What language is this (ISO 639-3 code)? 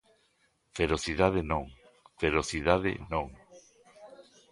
glg